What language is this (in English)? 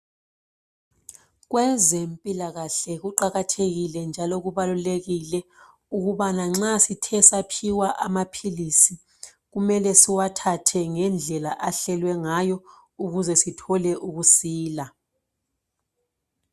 North Ndebele